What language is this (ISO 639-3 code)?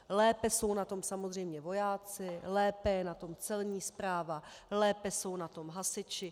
ces